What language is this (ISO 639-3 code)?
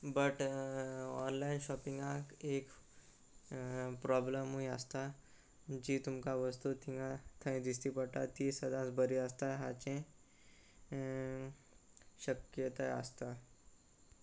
kok